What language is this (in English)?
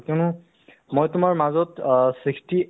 Assamese